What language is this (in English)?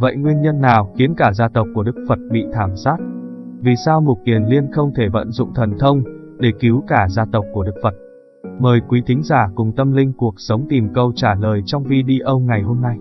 Vietnamese